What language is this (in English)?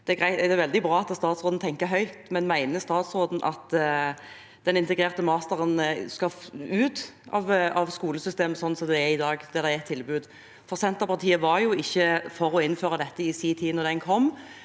Norwegian